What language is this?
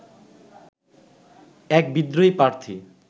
Bangla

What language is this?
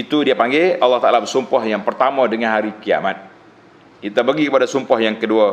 Malay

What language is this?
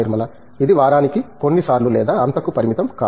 Telugu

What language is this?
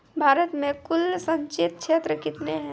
Maithili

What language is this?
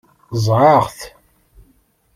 Kabyle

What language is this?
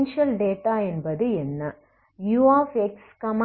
Tamil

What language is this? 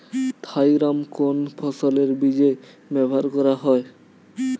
Bangla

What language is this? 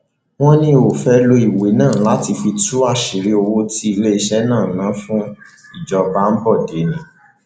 Yoruba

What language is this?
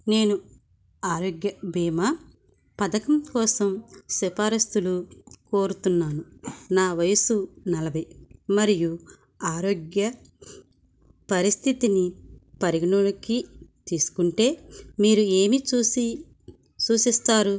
Telugu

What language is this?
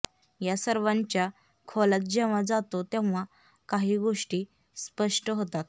Marathi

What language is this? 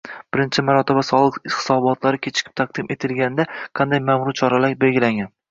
Uzbek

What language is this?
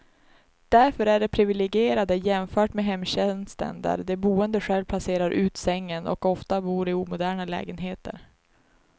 Swedish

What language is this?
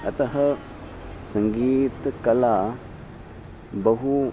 Sanskrit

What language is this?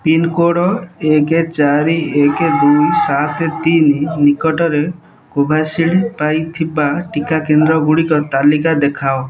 Odia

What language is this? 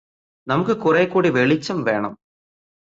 Malayalam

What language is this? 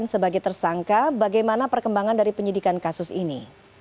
Indonesian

